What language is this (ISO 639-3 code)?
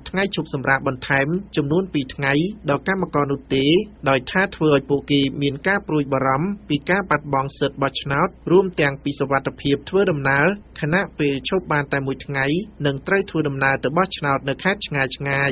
tha